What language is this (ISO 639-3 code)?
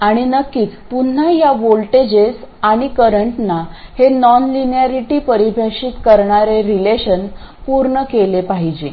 mar